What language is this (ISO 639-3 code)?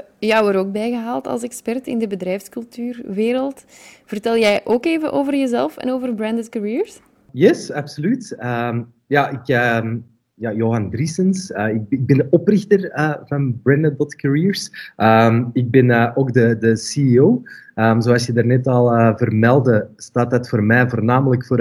nld